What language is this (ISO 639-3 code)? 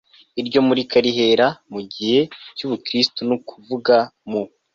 kin